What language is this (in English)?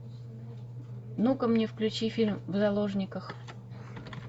Russian